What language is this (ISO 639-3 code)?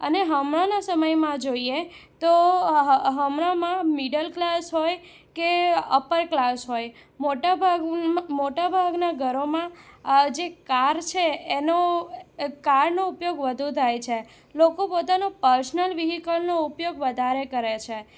guj